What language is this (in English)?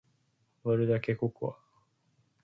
Japanese